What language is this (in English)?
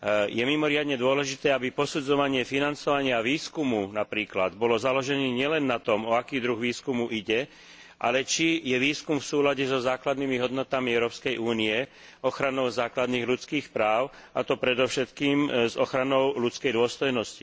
Slovak